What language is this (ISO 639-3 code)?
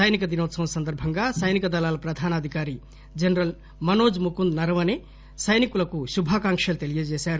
tel